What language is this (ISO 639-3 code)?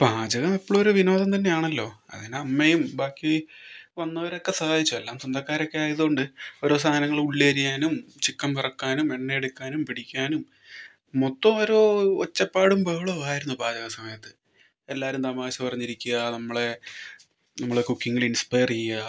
mal